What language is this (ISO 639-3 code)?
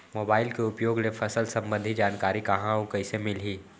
hne